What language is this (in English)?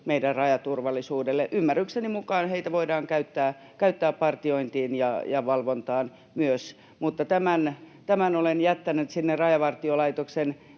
Finnish